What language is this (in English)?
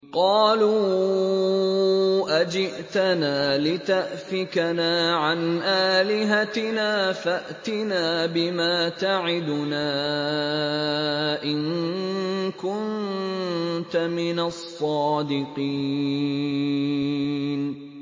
Arabic